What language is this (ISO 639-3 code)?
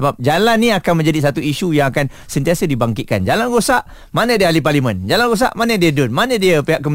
msa